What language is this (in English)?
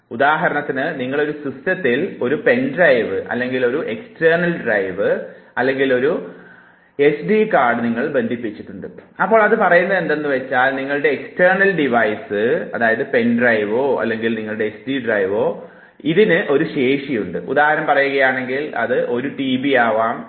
Malayalam